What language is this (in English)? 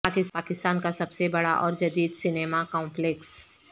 Urdu